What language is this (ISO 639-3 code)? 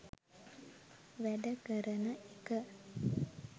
sin